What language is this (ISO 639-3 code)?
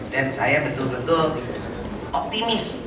ind